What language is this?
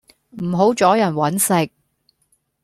Cantonese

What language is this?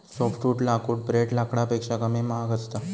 Marathi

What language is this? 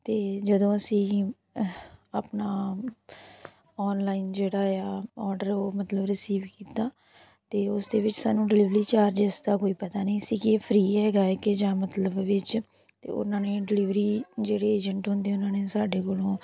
Punjabi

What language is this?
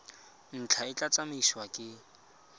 Tswana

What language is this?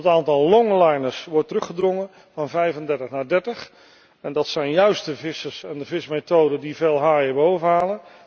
Dutch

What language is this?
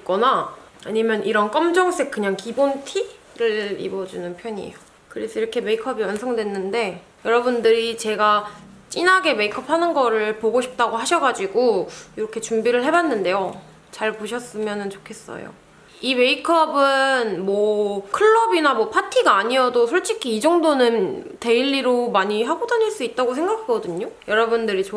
Korean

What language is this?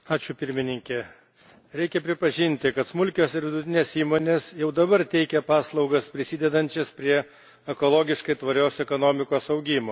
Lithuanian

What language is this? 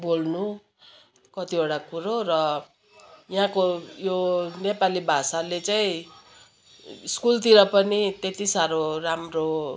Nepali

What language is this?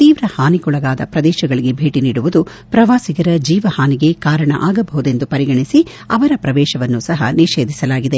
Kannada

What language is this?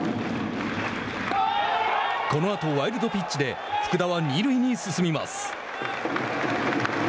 Japanese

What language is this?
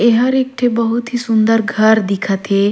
Surgujia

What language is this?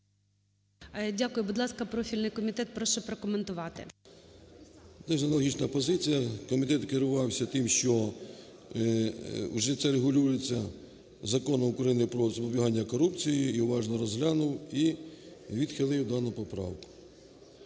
Ukrainian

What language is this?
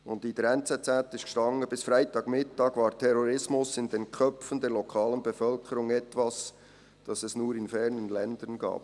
Swiss German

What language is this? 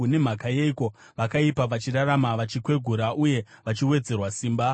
Shona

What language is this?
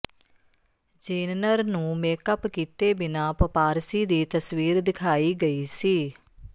Punjabi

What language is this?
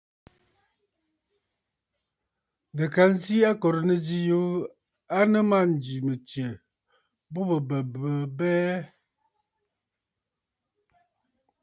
Bafut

